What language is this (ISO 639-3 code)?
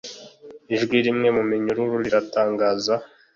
kin